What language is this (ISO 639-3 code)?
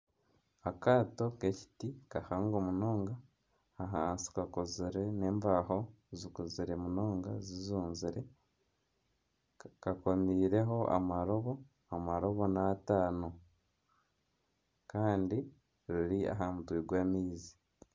nyn